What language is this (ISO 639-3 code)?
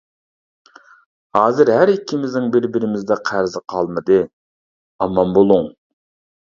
uig